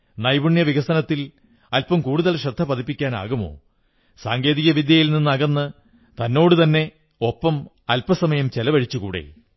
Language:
Malayalam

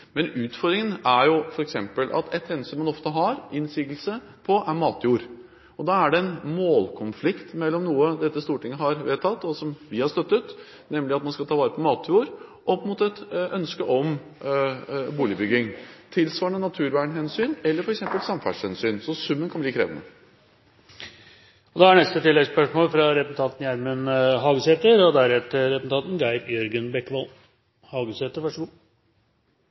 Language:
Norwegian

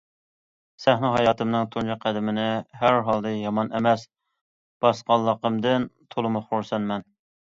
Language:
Uyghur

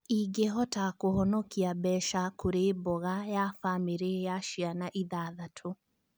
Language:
Kikuyu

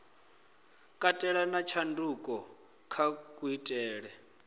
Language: Venda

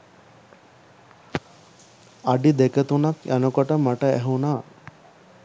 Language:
Sinhala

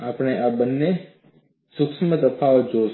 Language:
Gujarati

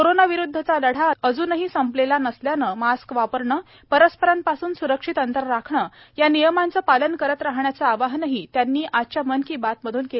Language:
Marathi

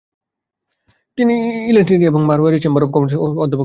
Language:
Bangla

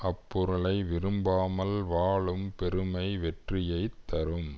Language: Tamil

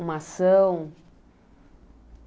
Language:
Portuguese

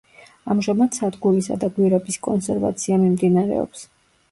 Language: Georgian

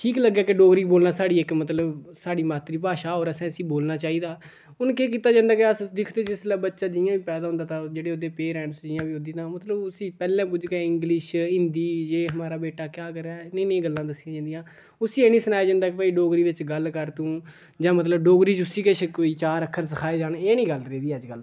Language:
Dogri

